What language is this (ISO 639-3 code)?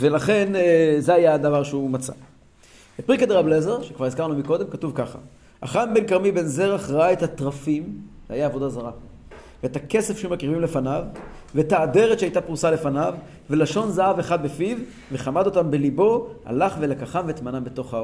heb